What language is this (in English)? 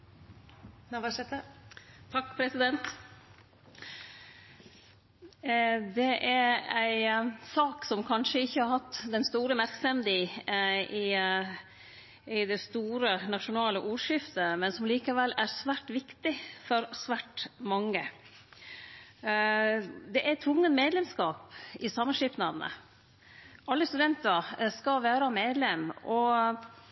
Norwegian Nynorsk